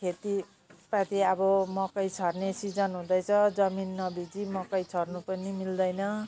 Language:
Nepali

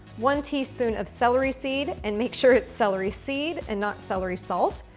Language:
English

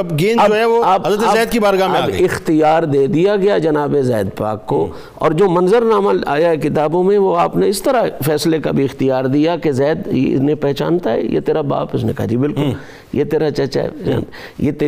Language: Urdu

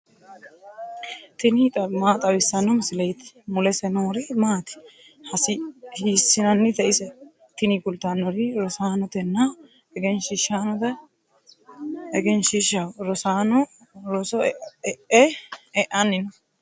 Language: Sidamo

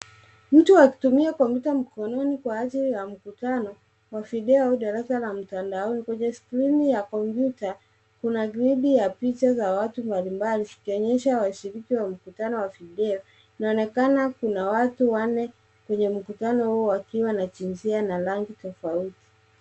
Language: Swahili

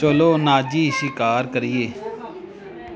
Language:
Punjabi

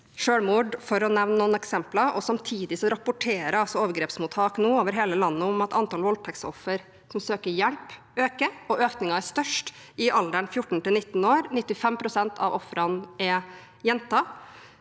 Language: Norwegian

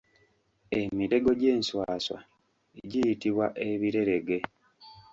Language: Ganda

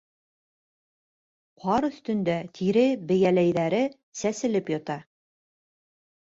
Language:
Bashkir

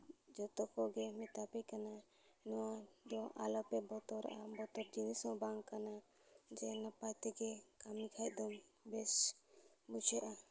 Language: Santali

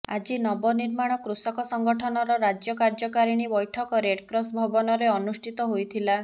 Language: Odia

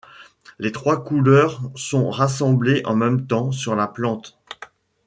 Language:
French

